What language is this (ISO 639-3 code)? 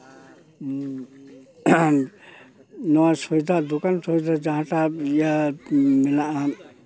sat